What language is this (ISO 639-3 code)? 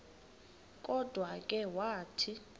xho